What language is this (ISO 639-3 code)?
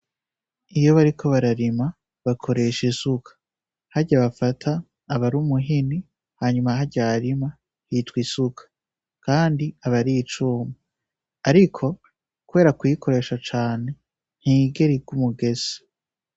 run